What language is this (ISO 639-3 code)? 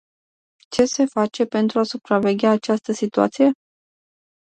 ron